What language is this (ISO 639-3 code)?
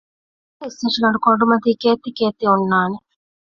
div